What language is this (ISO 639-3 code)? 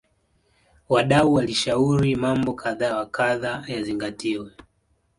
swa